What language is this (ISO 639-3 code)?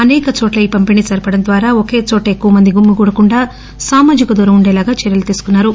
tel